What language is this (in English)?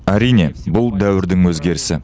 Kazakh